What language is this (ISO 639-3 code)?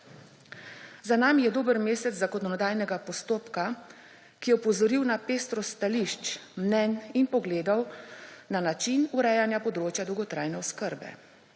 slv